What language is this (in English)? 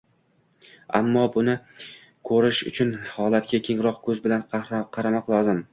Uzbek